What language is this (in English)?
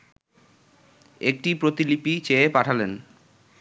Bangla